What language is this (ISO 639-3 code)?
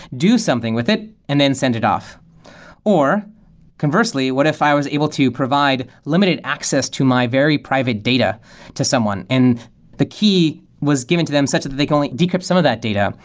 eng